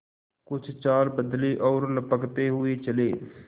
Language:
Hindi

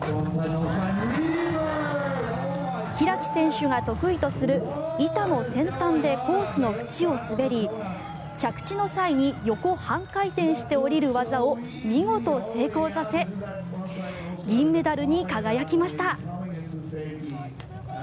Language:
Japanese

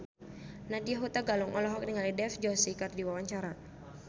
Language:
Sundanese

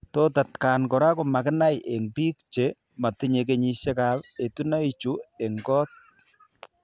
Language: Kalenjin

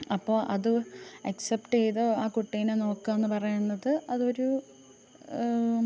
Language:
Malayalam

